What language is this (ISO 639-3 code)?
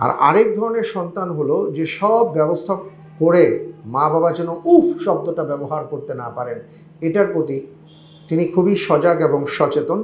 ara